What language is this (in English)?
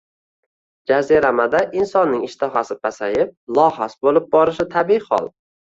Uzbek